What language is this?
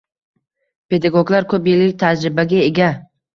Uzbek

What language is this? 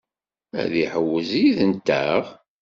Kabyle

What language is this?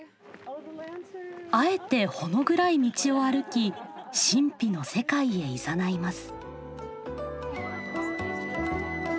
Japanese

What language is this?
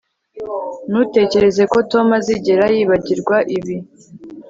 Kinyarwanda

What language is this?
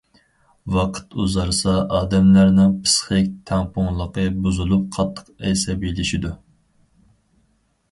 Uyghur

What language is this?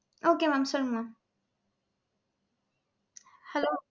Tamil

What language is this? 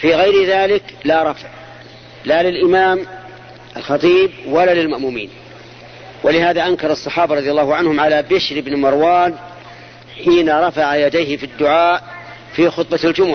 Arabic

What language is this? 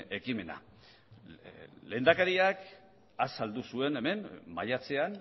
Basque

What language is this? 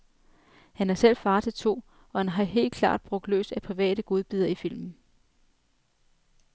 Danish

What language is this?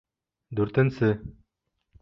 Bashkir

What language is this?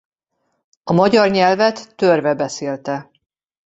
Hungarian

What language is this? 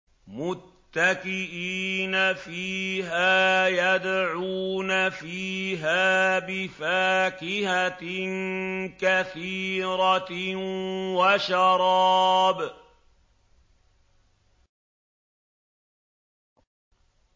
Arabic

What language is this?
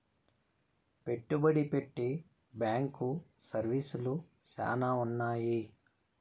Telugu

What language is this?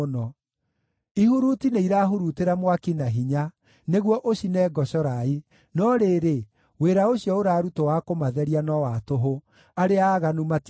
Kikuyu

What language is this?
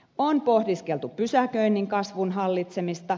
Finnish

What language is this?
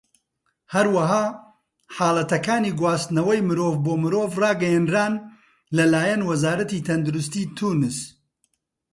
Central Kurdish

